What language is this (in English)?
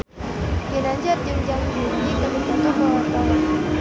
Sundanese